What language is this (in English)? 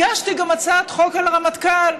Hebrew